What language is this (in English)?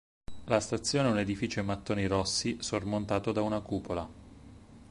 Italian